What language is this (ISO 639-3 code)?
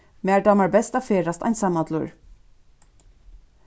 fao